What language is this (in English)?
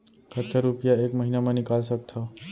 Chhattisgarhi